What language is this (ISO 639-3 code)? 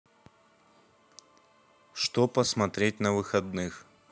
rus